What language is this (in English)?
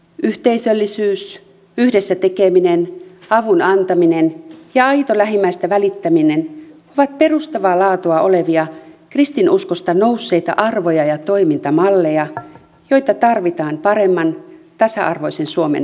Finnish